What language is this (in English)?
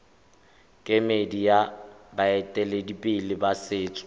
Tswana